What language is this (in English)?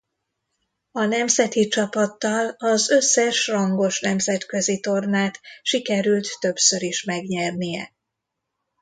Hungarian